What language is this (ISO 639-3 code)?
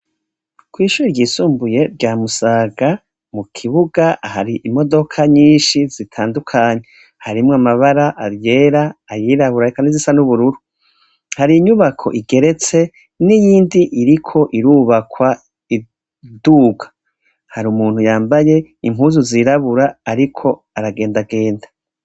run